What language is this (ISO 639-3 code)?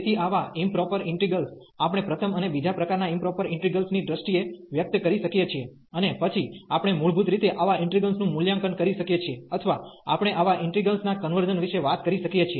guj